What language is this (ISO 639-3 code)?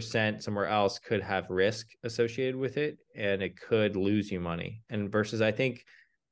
eng